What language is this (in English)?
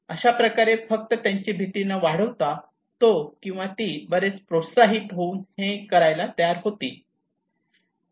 Marathi